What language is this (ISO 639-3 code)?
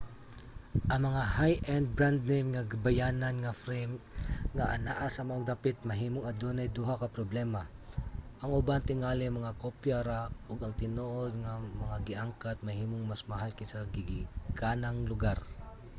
ceb